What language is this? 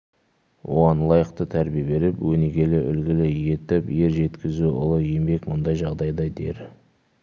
Kazakh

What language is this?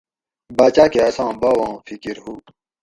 Gawri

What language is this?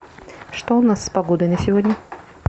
Russian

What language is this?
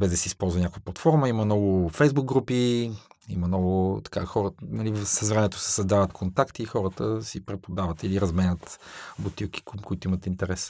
Bulgarian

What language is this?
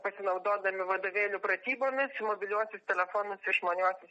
Lithuanian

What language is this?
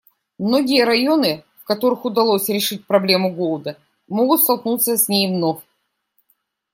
Russian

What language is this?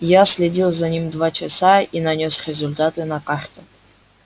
Russian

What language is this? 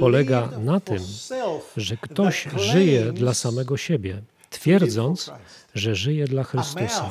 Polish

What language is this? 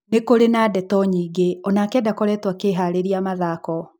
Kikuyu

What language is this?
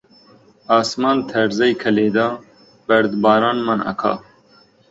Central Kurdish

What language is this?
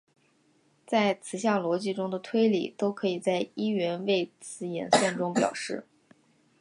Chinese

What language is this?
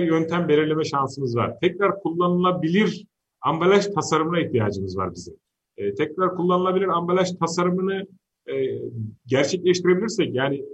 Turkish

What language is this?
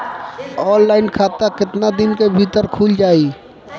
Bhojpuri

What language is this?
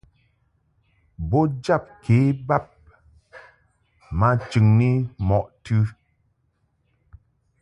Mungaka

